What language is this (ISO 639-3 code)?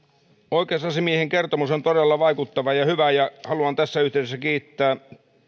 fin